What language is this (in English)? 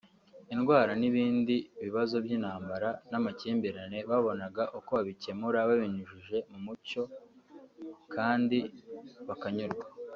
Kinyarwanda